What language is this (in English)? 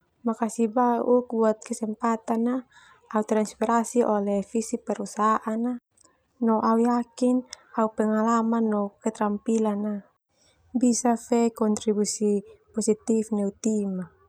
Termanu